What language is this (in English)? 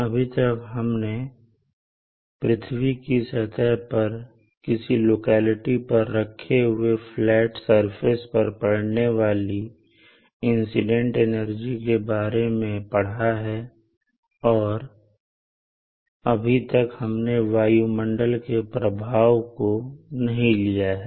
Hindi